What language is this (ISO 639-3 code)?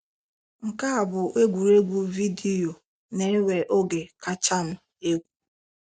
ibo